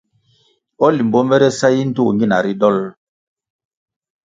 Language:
Kwasio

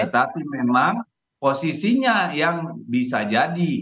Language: Indonesian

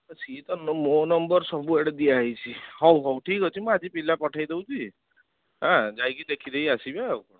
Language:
Odia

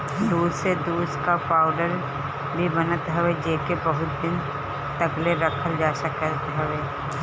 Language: Bhojpuri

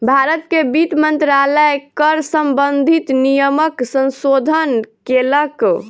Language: Maithili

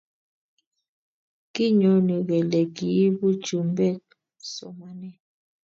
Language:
Kalenjin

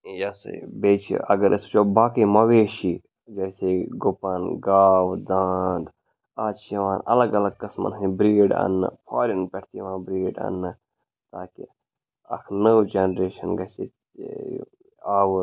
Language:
Kashmiri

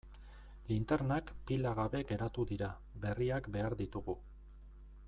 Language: Basque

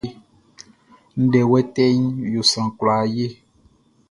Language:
Baoulé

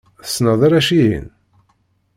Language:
Kabyle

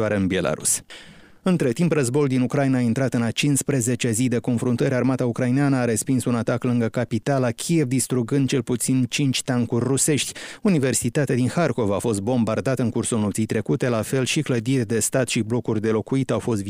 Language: Romanian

